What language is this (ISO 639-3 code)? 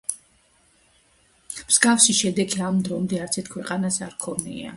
kat